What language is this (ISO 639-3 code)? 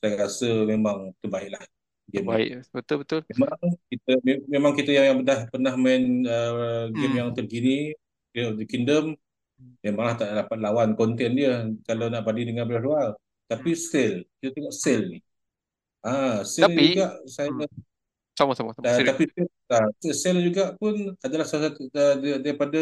msa